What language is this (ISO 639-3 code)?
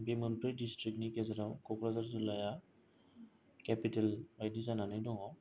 brx